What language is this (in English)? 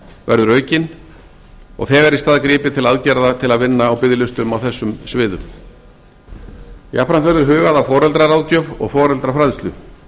Icelandic